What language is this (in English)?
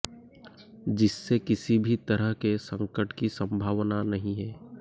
Hindi